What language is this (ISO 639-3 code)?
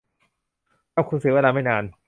tha